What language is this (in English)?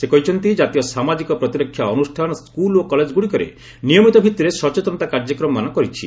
Odia